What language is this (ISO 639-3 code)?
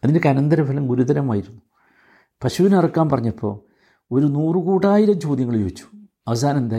mal